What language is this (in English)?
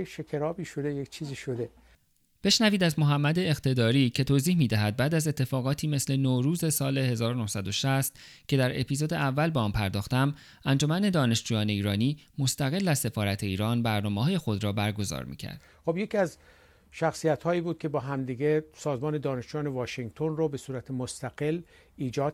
Persian